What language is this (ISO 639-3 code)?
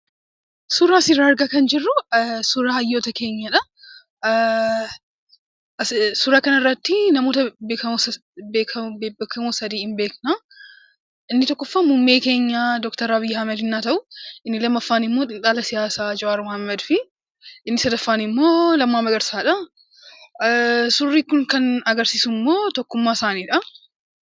orm